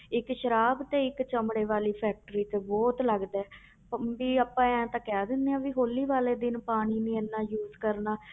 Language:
Punjabi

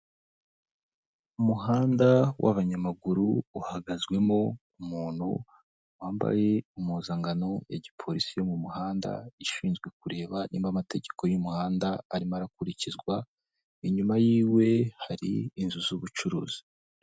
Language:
Kinyarwanda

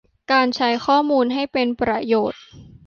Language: Thai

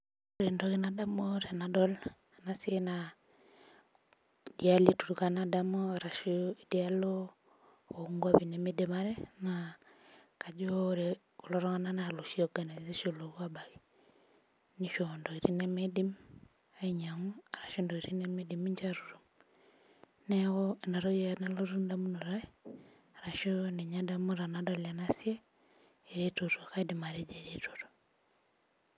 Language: Masai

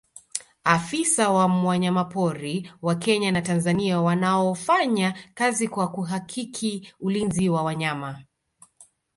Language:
Swahili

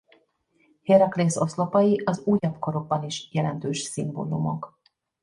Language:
Hungarian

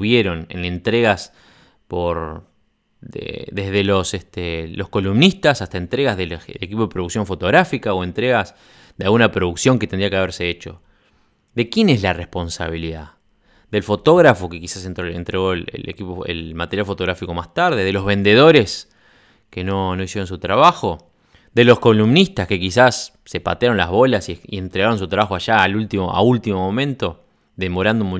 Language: Spanish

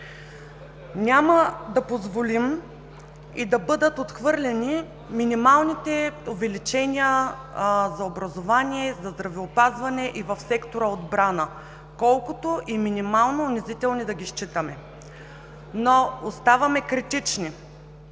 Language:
Bulgarian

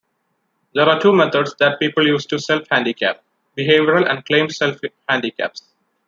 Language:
English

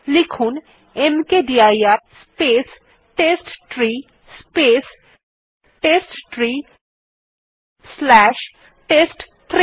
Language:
Bangla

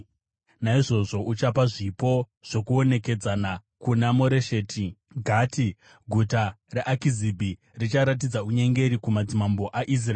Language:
Shona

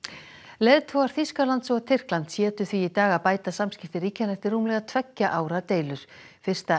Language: Icelandic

